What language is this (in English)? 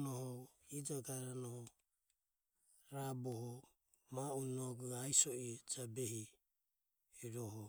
Ömie